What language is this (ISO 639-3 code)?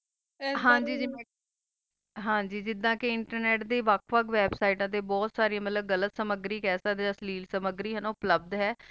pan